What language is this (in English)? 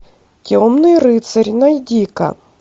Russian